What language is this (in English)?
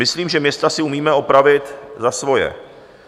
Czech